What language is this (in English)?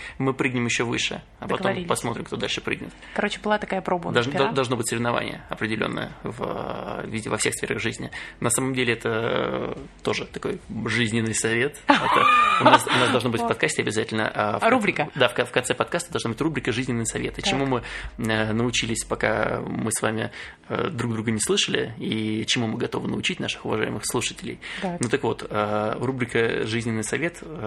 Russian